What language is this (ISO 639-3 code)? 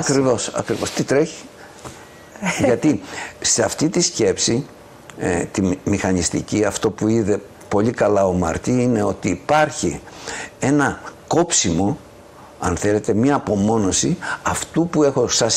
ell